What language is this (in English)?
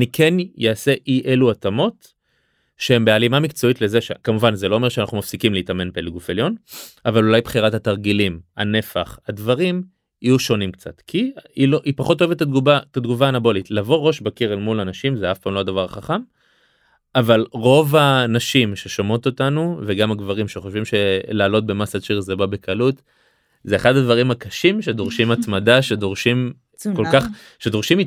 Hebrew